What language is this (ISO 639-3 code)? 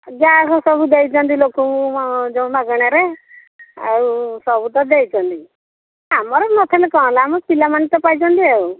ori